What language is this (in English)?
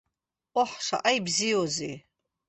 Abkhazian